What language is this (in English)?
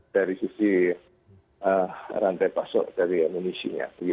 Indonesian